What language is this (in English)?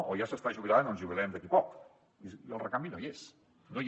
Catalan